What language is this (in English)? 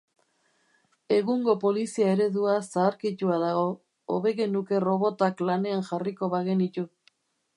Basque